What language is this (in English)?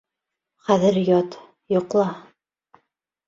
Bashkir